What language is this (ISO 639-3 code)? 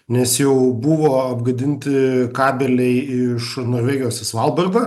lit